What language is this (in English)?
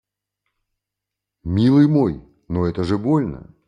Russian